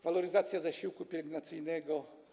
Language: Polish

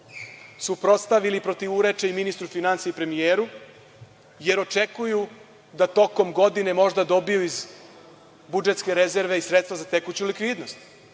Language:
Serbian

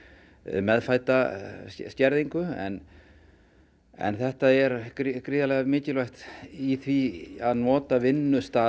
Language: Icelandic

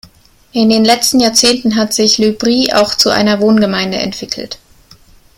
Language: German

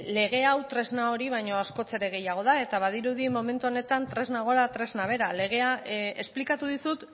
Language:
Basque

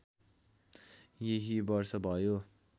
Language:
Nepali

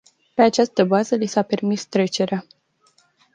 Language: Romanian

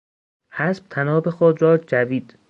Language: Persian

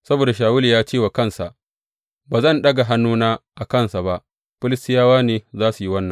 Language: Hausa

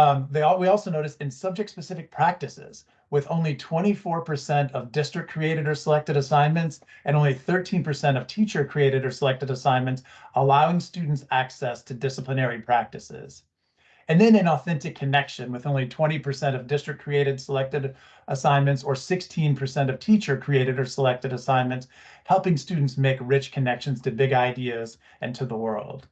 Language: English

